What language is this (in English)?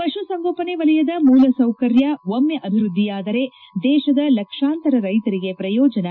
Kannada